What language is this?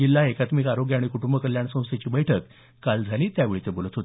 Marathi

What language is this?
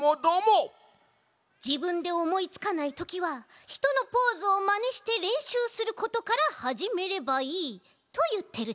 Japanese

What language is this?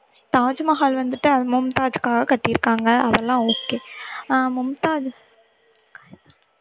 Tamil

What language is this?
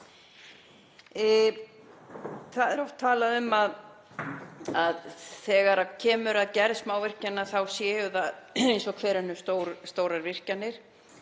Icelandic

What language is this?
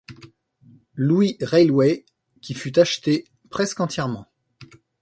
French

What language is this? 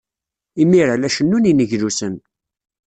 Kabyle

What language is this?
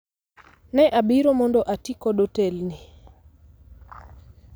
Luo (Kenya and Tanzania)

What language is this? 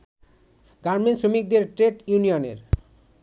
Bangla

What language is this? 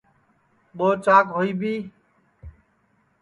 Sansi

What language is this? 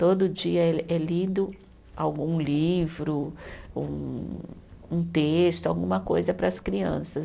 Portuguese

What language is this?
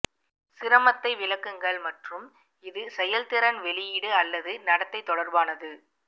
Tamil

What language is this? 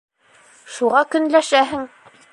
Bashkir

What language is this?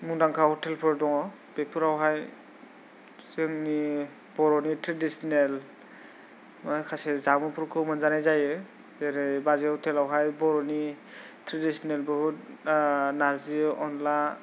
Bodo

